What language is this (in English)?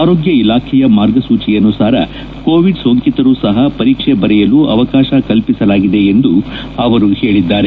Kannada